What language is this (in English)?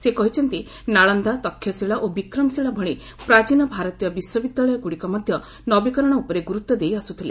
Odia